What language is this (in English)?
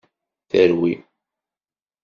Kabyle